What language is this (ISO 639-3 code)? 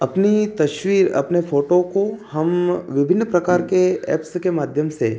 hin